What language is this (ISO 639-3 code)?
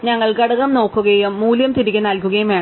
mal